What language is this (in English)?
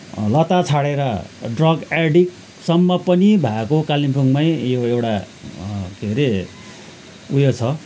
Nepali